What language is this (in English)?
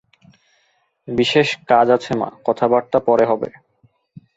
Bangla